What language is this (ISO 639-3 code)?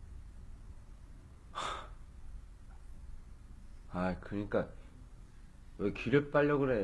kor